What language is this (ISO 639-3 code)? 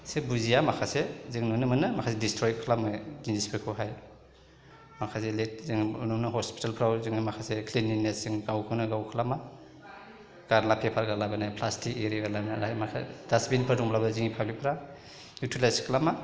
brx